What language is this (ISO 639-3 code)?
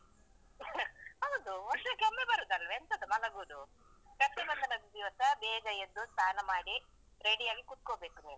kan